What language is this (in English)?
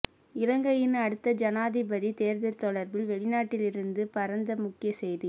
Tamil